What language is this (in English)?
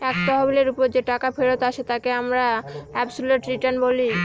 Bangla